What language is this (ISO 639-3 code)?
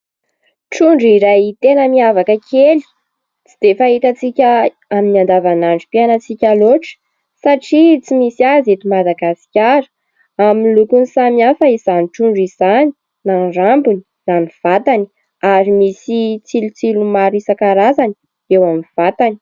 mlg